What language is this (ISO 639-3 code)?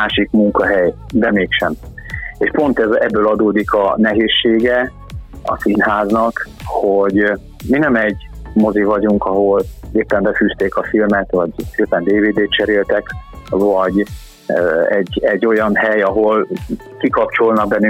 hun